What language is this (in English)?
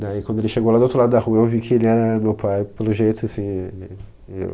Portuguese